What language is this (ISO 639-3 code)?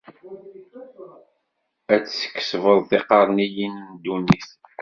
kab